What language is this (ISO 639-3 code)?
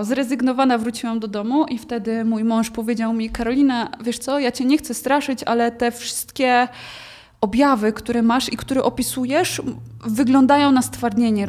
pol